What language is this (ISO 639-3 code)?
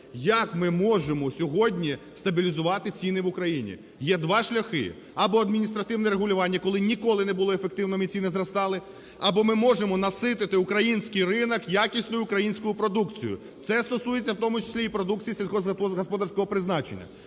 ukr